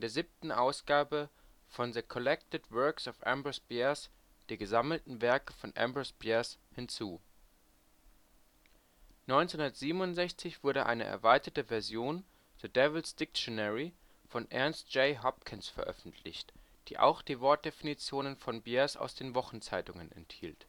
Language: German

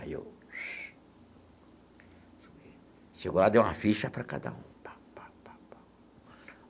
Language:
Portuguese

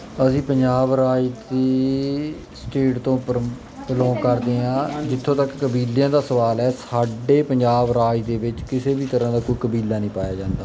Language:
Punjabi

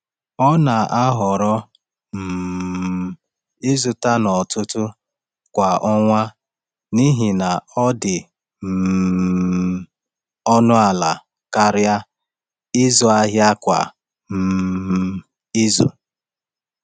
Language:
Igbo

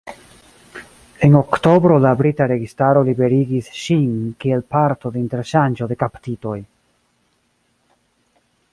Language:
Esperanto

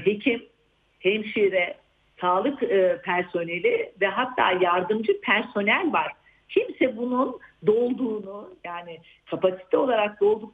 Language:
Turkish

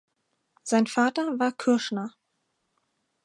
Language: German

